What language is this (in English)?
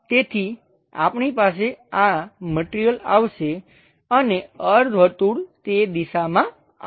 Gujarati